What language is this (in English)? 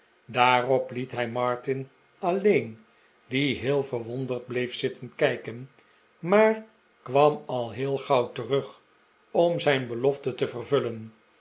Dutch